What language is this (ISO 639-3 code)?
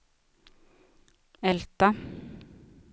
swe